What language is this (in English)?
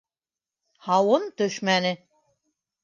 Bashkir